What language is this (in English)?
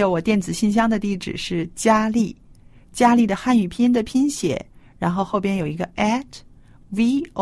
Chinese